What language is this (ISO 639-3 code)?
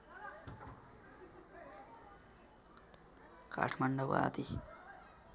nep